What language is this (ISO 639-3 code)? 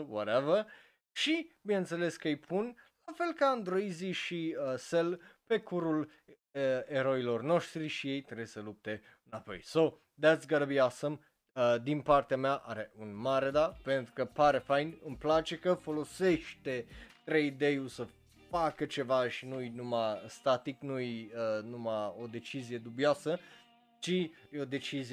ron